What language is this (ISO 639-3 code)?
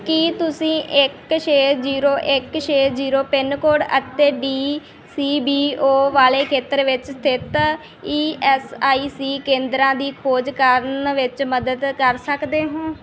pan